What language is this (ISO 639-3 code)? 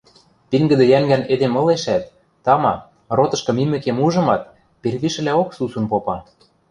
mrj